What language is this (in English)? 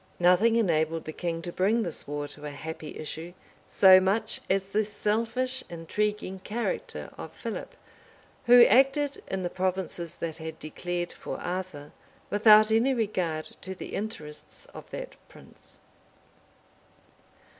English